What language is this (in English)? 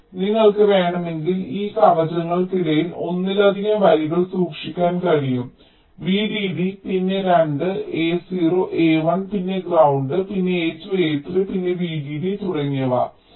Malayalam